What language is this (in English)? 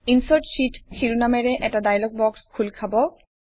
Assamese